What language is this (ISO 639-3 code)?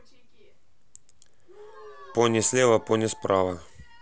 rus